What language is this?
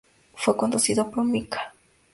Spanish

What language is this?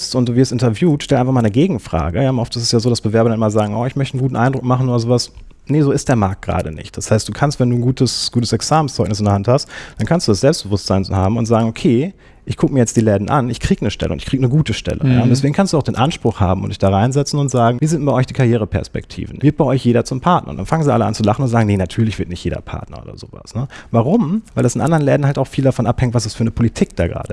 German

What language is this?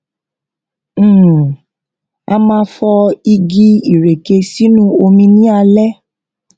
Yoruba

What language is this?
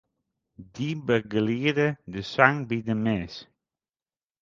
Western Frisian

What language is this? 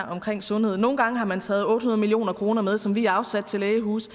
Danish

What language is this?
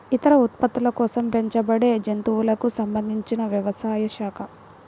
Telugu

